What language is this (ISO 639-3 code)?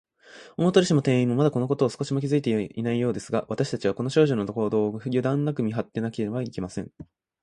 jpn